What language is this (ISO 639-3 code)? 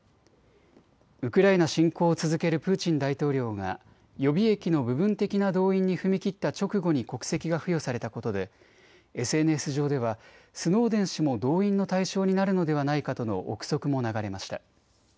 jpn